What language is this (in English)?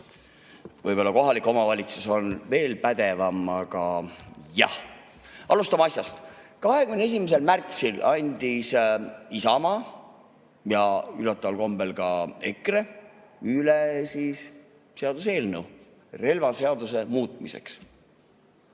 Estonian